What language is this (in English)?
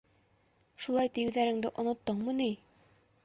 Bashkir